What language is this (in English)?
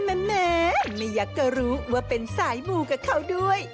Thai